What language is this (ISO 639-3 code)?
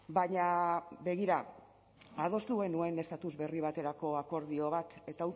eus